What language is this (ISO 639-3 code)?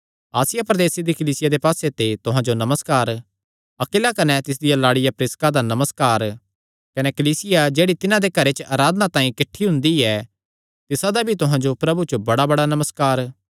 xnr